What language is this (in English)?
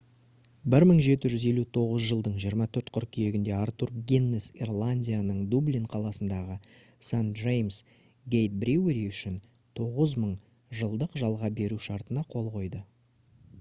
Kazakh